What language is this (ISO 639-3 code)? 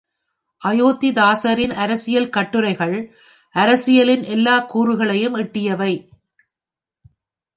tam